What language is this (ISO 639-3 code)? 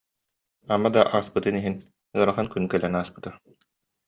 sah